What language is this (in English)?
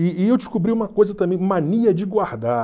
Portuguese